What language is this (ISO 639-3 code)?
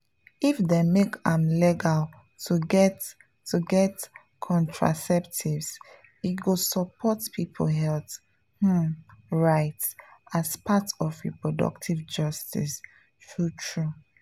pcm